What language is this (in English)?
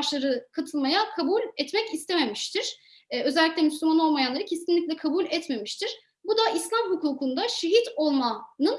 Turkish